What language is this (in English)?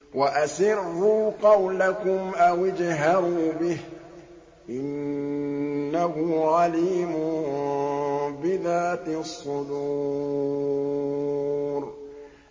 Arabic